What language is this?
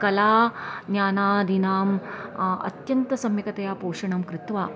Sanskrit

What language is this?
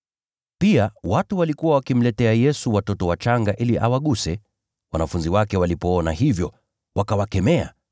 Swahili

